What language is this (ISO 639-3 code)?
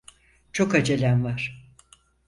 tur